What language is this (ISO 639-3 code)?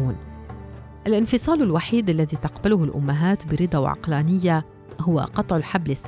ara